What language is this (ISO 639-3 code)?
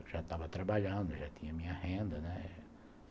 por